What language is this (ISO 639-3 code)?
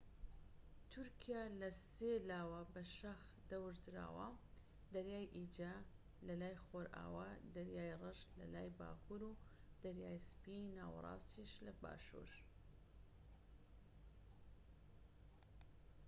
ckb